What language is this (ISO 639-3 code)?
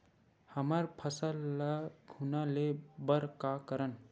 hne